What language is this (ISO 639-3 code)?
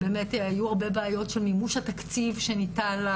heb